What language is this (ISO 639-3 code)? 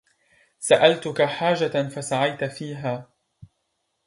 ara